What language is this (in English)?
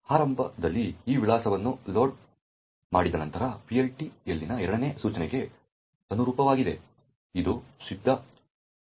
Kannada